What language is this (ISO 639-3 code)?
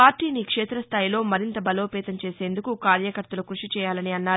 tel